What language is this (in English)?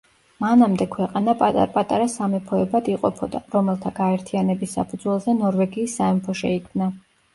Georgian